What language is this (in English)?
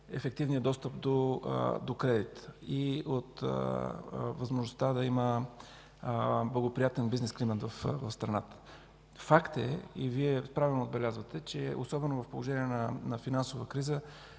Bulgarian